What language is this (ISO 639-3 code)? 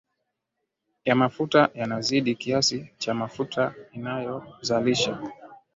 swa